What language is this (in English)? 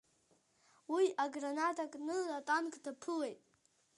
Abkhazian